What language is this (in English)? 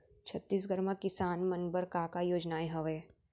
Chhattisgarhi